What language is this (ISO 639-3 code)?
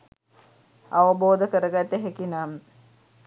sin